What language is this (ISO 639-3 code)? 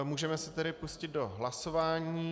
ces